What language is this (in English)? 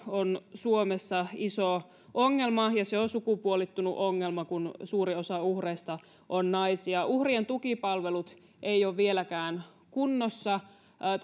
Finnish